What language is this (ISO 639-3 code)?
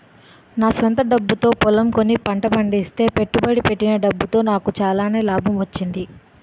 tel